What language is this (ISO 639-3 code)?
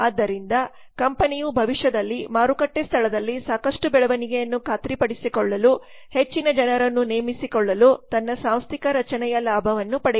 kan